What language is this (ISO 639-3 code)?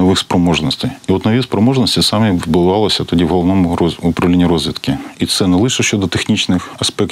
ukr